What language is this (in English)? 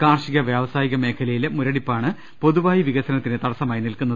Malayalam